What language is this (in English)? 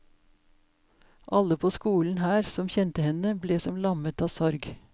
Norwegian